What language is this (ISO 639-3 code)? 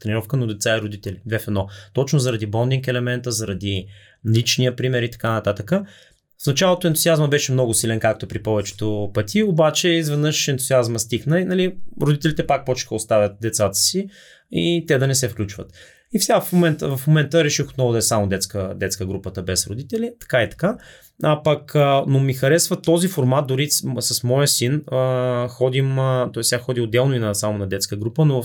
bul